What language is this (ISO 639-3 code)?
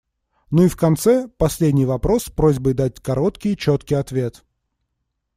rus